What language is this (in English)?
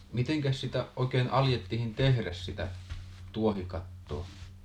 Finnish